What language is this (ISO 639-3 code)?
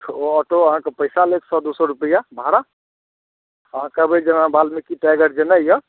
mai